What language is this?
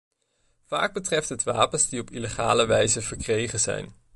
Dutch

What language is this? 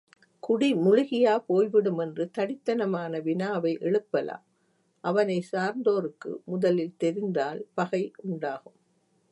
Tamil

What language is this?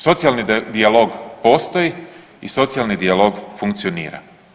Croatian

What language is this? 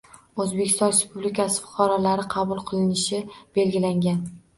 Uzbek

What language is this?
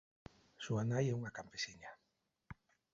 Galician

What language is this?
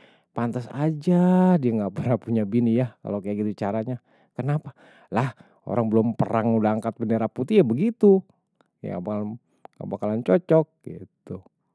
Betawi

